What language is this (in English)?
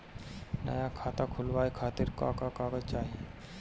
Bhojpuri